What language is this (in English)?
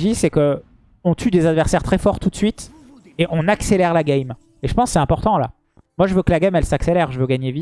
French